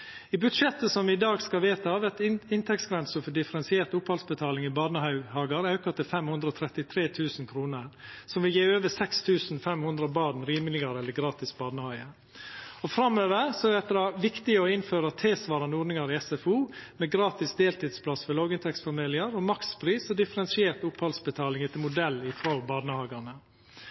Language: Norwegian Nynorsk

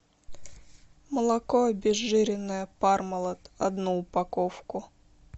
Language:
Russian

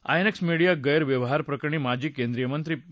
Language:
Marathi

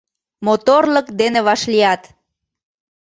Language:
Mari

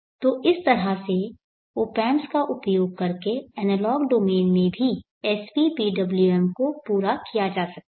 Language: Hindi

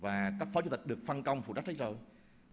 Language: Vietnamese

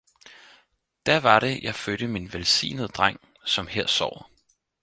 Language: Danish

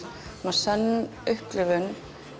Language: Icelandic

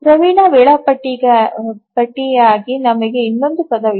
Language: Kannada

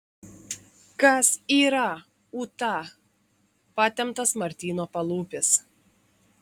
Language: Lithuanian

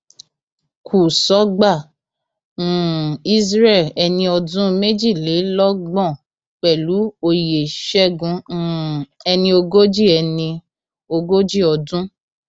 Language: Yoruba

